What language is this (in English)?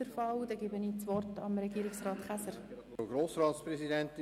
Swiss German